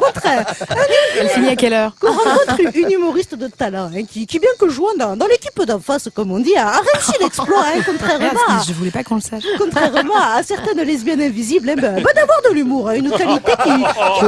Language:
French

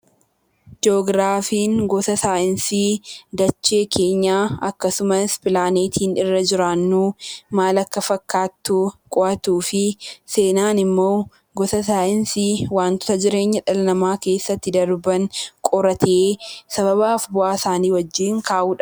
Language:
Oromo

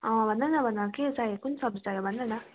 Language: Nepali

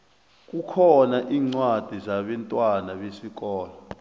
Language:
South Ndebele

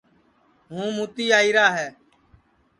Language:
Sansi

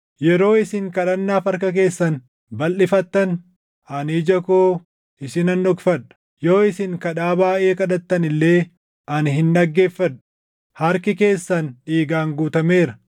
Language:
Oromo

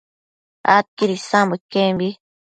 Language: Matsés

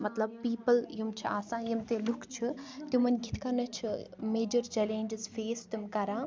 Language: Kashmiri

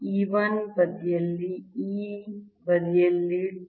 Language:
Kannada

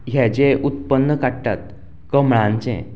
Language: Konkani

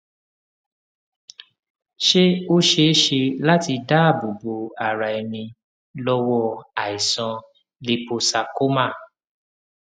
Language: Yoruba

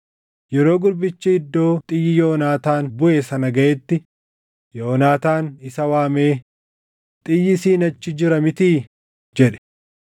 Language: Oromo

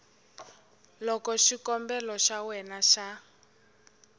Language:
Tsonga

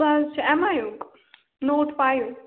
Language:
Kashmiri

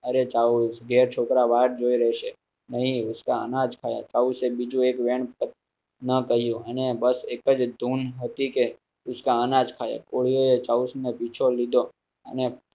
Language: Gujarati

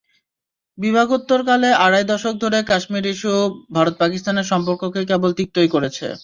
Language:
Bangla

